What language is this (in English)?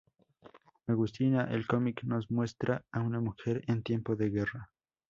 Spanish